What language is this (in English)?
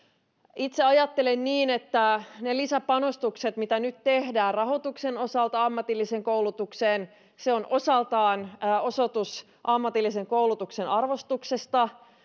Finnish